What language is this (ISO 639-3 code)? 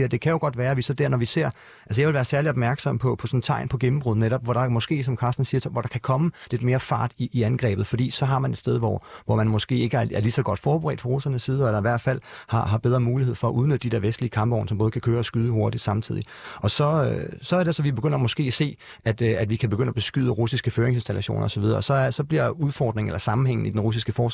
dan